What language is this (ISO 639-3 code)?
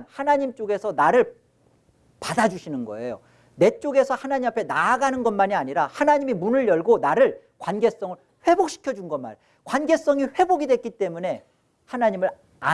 kor